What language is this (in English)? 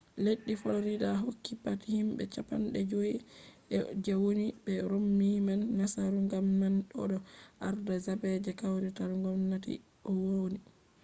Fula